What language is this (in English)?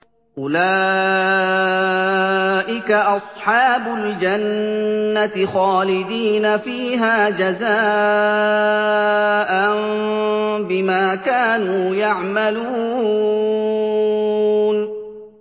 Arabic